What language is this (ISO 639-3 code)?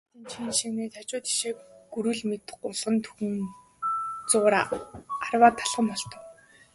mon